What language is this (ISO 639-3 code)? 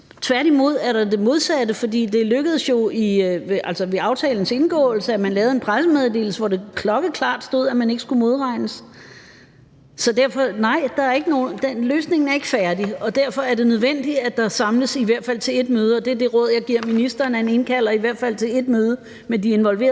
dan